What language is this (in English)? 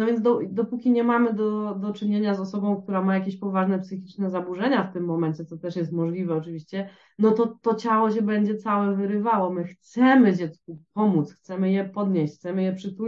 Polish